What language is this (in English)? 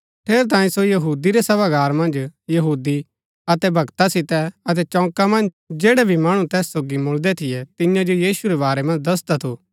Gaddi